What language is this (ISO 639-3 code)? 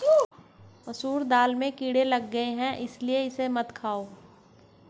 hin